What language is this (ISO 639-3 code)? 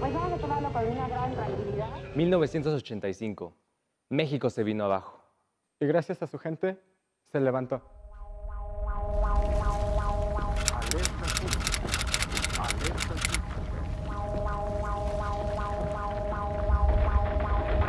spa